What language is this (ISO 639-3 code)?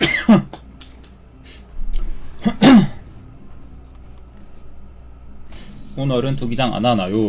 kor